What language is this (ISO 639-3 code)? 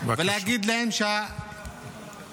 heb